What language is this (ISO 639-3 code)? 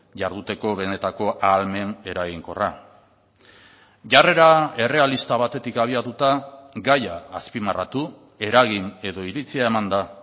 eus